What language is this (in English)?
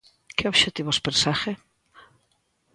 Galician